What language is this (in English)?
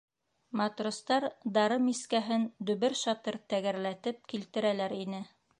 Bashkir